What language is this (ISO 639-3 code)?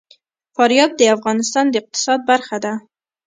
pus